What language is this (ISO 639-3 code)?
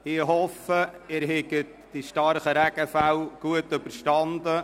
gsw